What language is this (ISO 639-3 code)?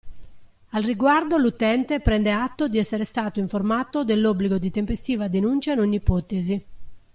ita